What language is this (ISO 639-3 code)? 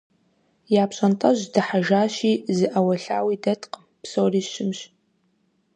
kbd